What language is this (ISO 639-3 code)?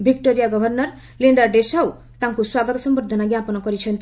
ori